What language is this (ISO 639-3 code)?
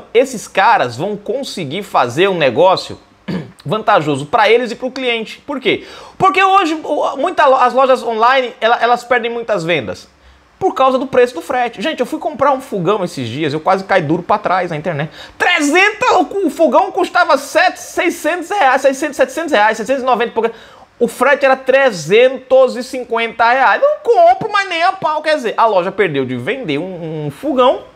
por